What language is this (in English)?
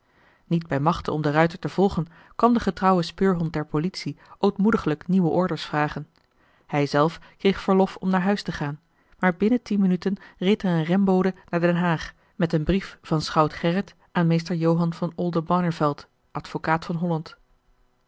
Dutch